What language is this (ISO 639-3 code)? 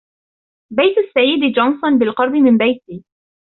ara